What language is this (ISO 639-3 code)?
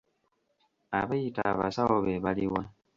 lug